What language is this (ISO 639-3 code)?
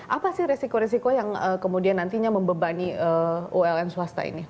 ind